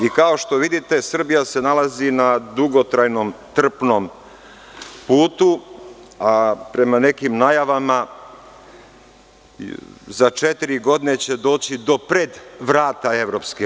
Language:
Serbian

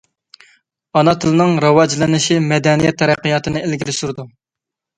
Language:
Uyghur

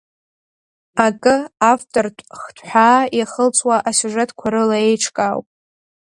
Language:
Abkhazian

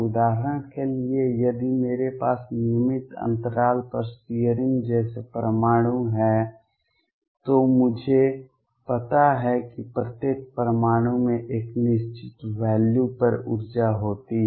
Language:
Hindi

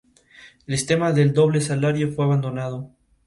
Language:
Spanish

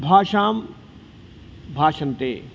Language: Sanskrit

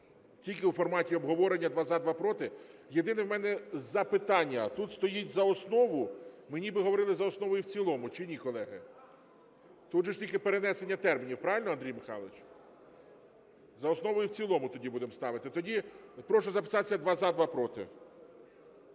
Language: Ukrainian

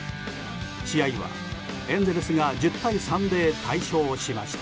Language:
Japanese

